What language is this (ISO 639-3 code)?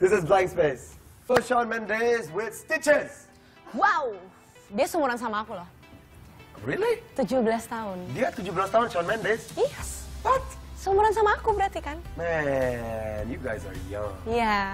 ind